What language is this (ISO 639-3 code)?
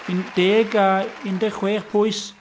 cym